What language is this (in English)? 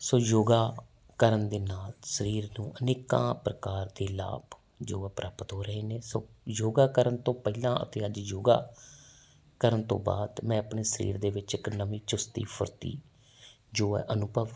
Punjabi